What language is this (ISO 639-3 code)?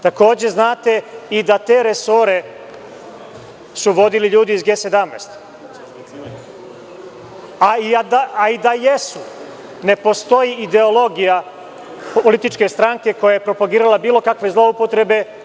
srp